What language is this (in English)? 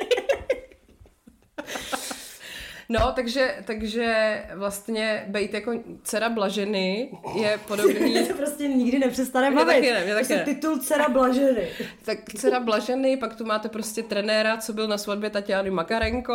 Czech